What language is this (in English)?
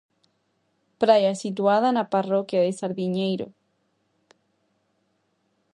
Galician